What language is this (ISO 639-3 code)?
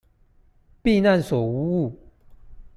zho